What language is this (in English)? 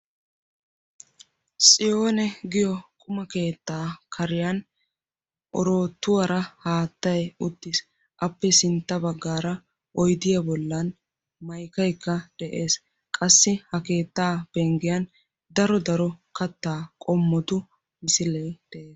Wolaytta